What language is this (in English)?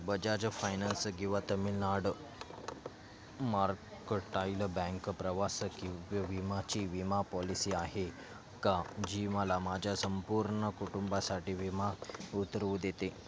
Marathi